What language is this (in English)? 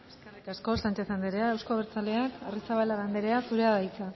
Basque